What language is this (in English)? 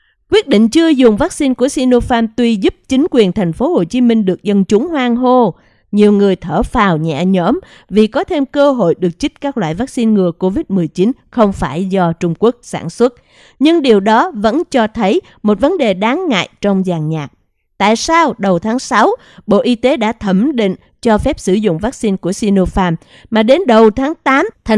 Vietnamese